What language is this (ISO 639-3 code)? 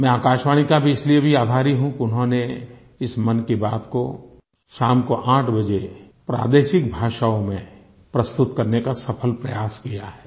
hin